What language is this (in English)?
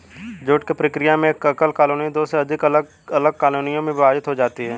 Hindi